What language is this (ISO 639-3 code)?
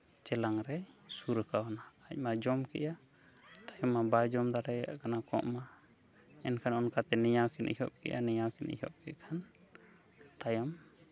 sat